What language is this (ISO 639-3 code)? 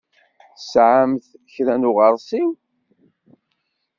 kab